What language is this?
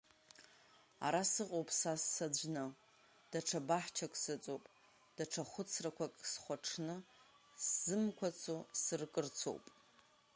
Abkhazian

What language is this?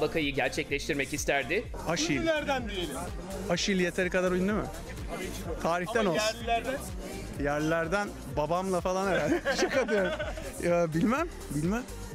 Turkish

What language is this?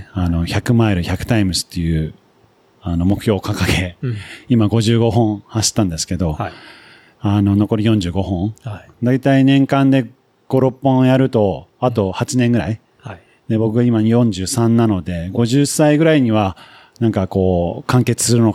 Japanese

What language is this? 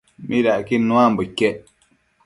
Matsés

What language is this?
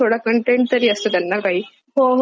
Marathi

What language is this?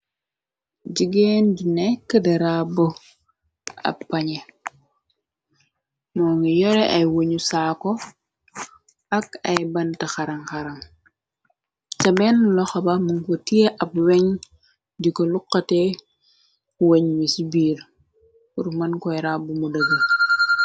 Wolof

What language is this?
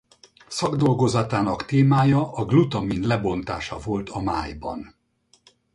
Hungarian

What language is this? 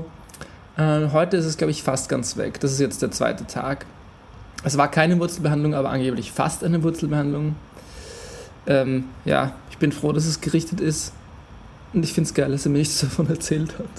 German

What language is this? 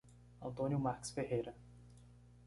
Portuguese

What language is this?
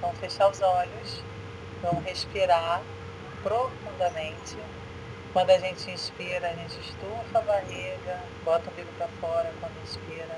Portuguese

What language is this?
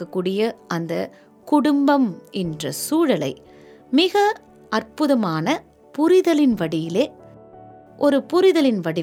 Tamil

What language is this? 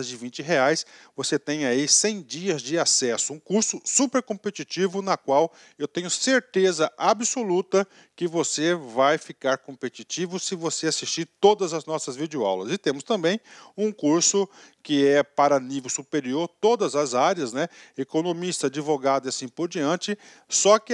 Portuguese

